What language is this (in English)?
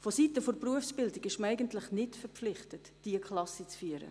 Swiss German